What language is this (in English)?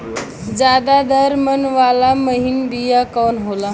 Bhojpuri